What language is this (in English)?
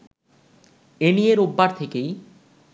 Bangla